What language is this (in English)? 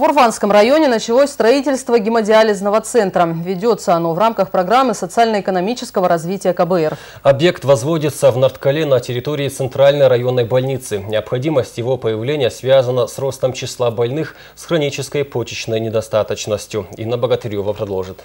Russian